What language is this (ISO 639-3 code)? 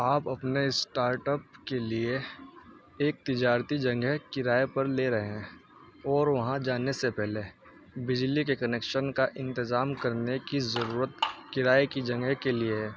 urd